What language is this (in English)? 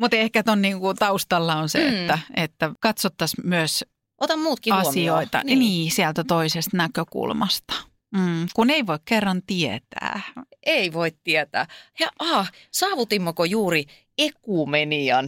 Finnish